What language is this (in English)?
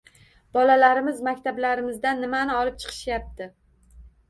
Uzbek